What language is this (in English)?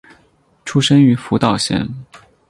Chinese